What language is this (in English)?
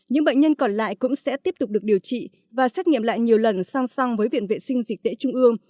Vietnamese